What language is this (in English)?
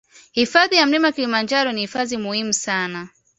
Swahili